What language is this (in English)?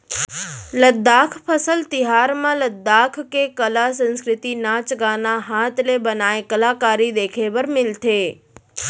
Chhattisgarhi